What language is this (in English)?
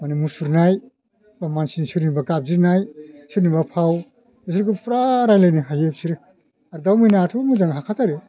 Bodo